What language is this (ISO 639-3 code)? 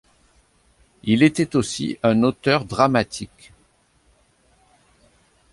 fra